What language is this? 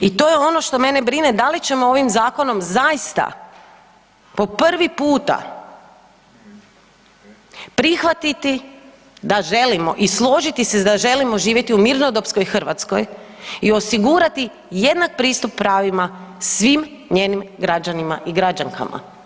Croatian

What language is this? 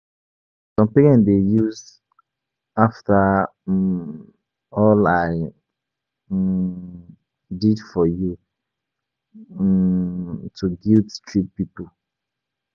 Nigerian Pidgin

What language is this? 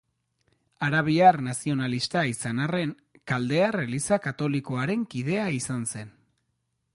Basque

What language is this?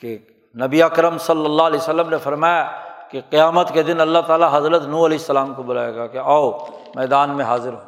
Urdu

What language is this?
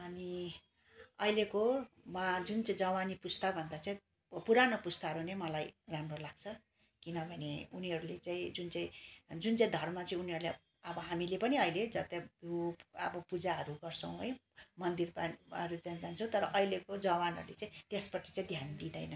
Nepali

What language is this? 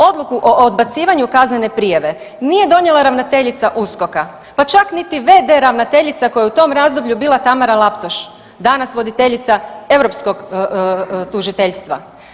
Croatian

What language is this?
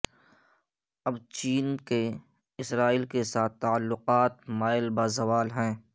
Urdu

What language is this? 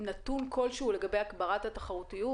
Hebrew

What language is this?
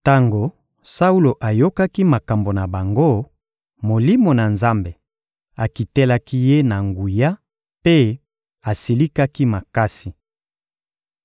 Lingala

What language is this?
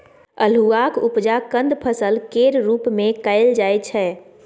Maithili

